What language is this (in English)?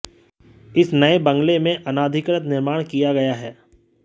Hindi